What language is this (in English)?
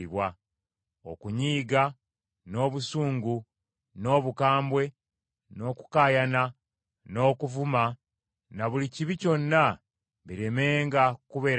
Ganda